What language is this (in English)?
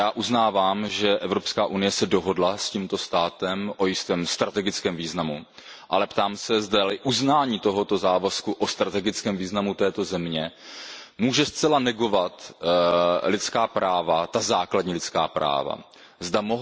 Czech